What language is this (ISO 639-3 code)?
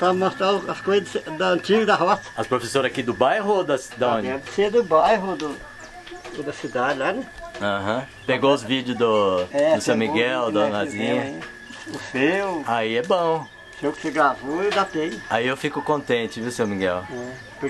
por